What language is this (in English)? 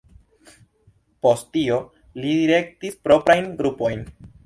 Esperanto